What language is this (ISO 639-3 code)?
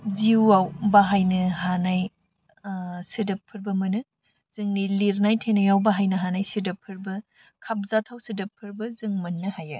brx